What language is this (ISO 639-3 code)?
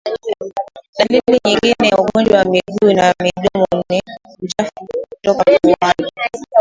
swa